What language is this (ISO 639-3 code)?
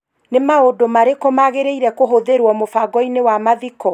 kik